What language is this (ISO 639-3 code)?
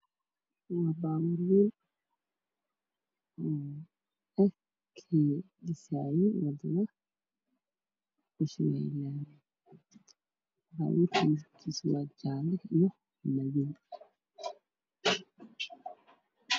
som